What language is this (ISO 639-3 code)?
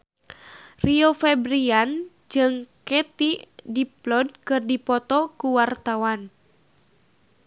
sun